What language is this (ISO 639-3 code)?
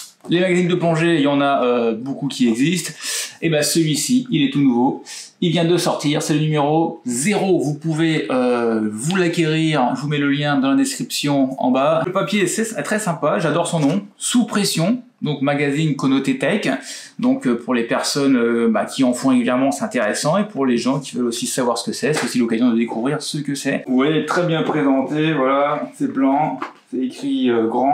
fra